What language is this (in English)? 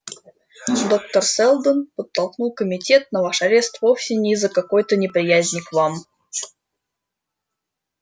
Russian